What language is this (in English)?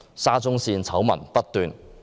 Cantonese